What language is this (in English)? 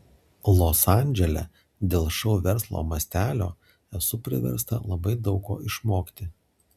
Lithuanian